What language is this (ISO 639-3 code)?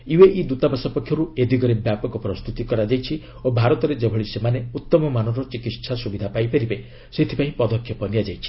ori